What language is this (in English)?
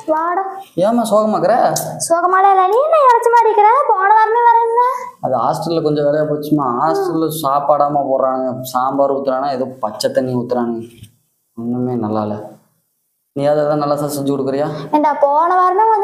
Vietnamese